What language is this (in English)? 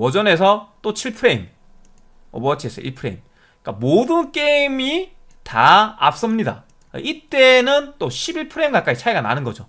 Korean